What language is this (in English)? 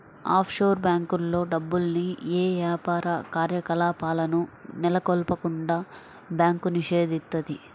Telugu